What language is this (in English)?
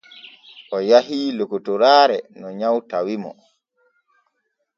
Borgu Fulfulde